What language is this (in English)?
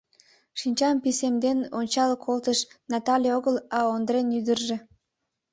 Mari